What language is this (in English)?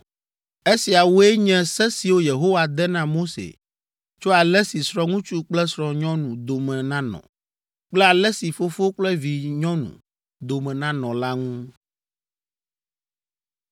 Ewe